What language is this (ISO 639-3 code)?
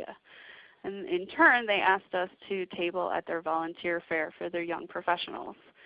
eng